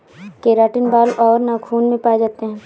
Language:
Hindi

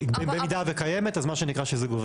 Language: Hebrew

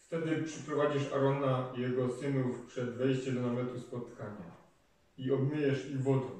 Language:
Polish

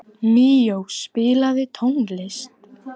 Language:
Icelandic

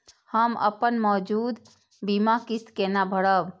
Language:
Maithili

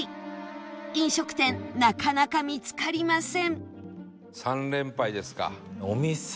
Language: Japanese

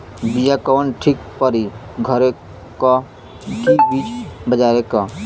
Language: Bhojpuri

